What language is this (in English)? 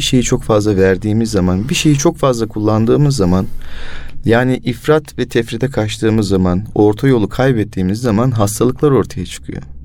Turkish